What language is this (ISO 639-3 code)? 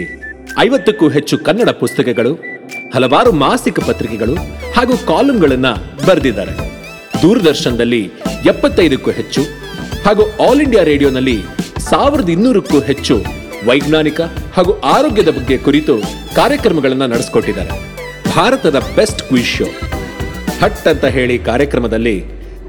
kan